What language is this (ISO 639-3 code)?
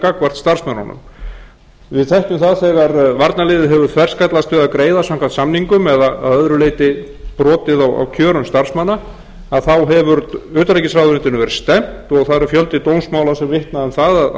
isl